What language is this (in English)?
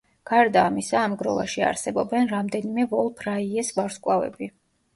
Georgian